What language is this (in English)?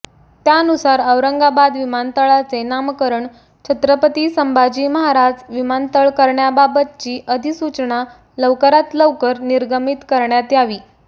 Marathi